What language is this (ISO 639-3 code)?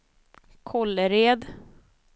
swe